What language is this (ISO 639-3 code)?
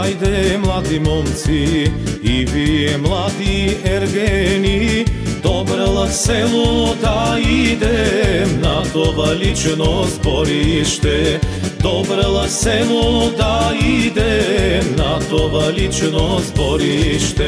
bul